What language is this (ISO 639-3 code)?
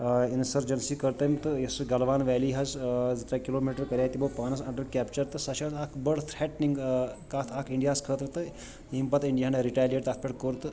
kas